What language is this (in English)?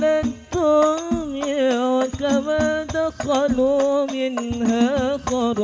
Indonesian